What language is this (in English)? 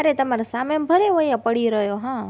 Gujarati